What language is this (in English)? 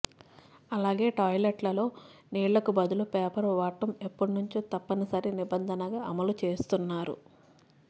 Telugu